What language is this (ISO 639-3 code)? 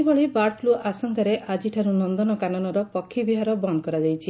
ori